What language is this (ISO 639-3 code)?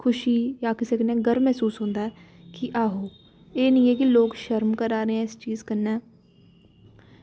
doi